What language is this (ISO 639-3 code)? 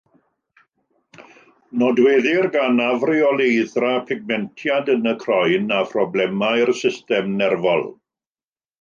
cym